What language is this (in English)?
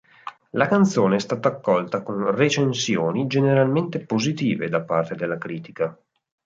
Italian